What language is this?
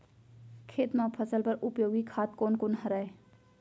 Chhattisgarhi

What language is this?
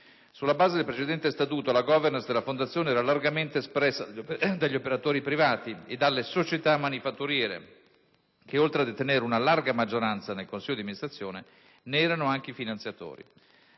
Italian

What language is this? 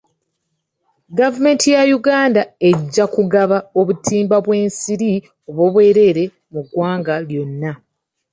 Ganda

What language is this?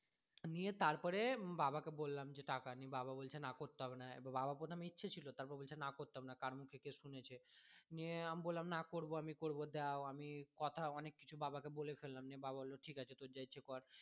Bangla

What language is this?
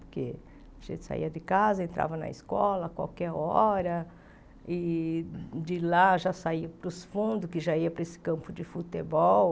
Portuguese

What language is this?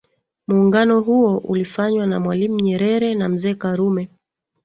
Swahili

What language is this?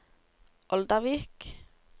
Norwegian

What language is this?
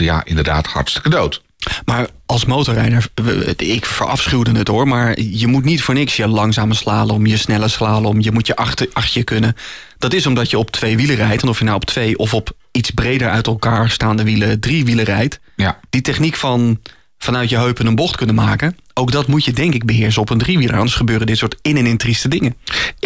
Dutch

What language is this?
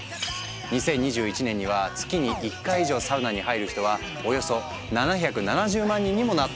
Japanese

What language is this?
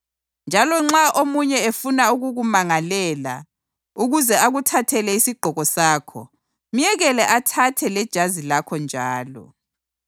North Ndebele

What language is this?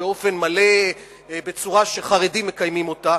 Hebrew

